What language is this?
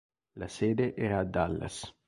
Italian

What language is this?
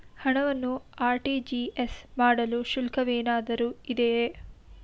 Kannada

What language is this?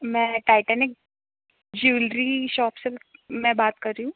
Hindi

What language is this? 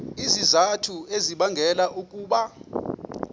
Xhosa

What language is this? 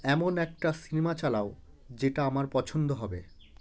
Bangla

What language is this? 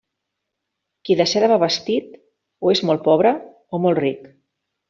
Catalan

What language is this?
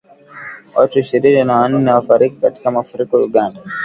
Swahili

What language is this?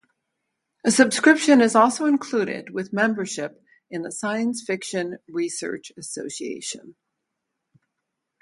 English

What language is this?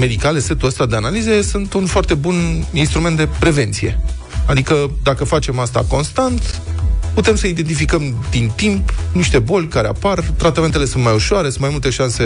Romanian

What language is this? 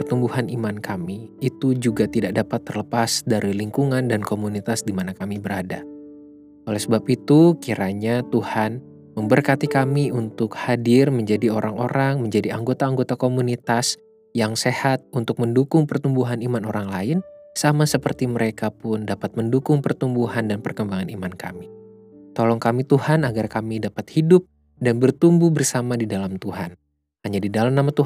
Indonesian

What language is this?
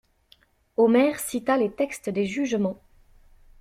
French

